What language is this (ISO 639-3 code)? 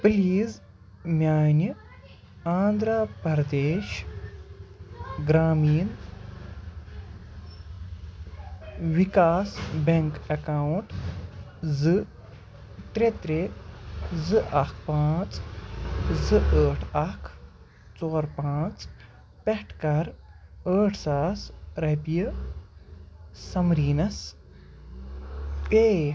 kas